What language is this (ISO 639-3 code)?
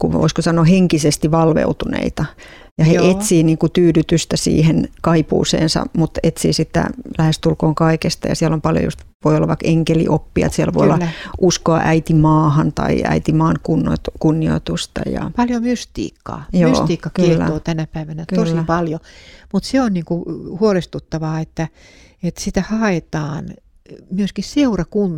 fin